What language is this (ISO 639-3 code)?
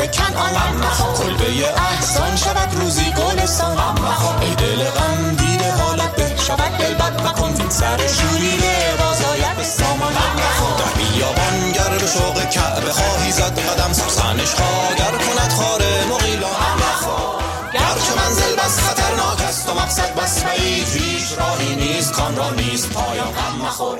fas